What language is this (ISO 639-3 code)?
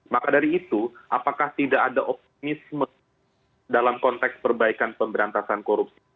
ind